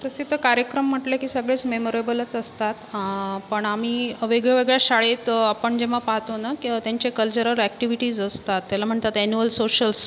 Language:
Marathi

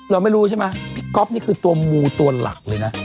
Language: Thai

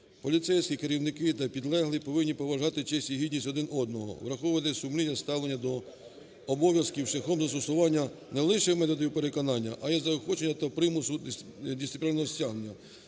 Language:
Ukrainian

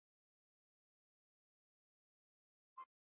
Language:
Swahili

